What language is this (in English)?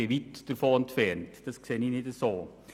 Swiss German